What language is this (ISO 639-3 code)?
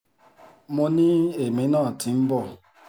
yor